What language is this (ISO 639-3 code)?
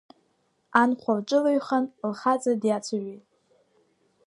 abk